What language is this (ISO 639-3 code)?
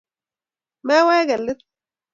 kln